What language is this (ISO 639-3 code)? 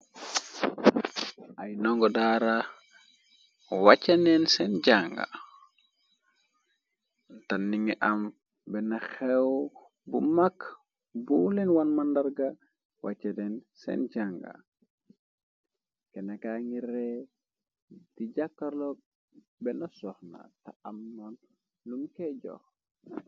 wol